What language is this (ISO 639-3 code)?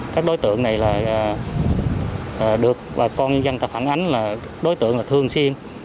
vie